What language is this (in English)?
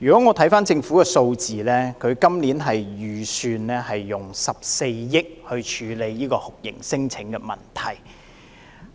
Cantonese